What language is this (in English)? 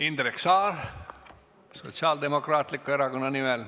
Estonian